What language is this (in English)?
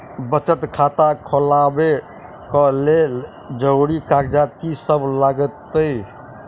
Maithili